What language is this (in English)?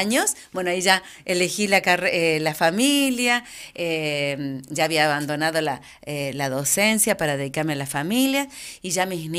Spanish